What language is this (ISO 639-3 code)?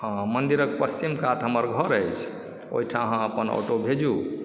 mai